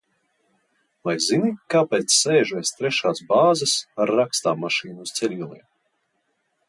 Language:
Latvian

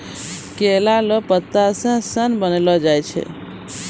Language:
Maithili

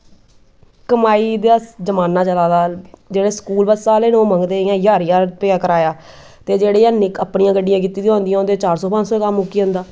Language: Dogri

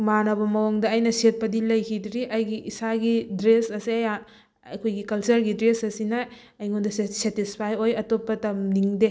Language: Manipuri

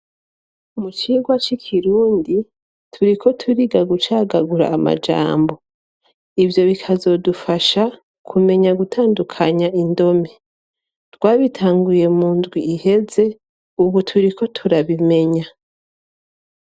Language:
Rundi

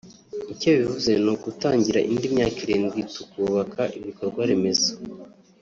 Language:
Kinyarwanda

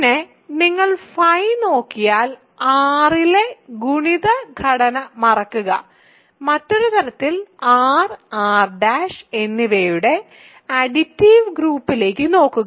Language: Malayalam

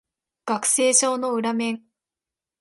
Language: Japanese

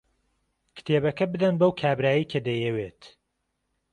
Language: Central Kurdish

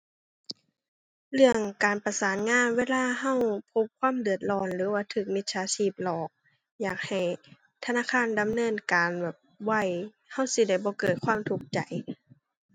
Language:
Thai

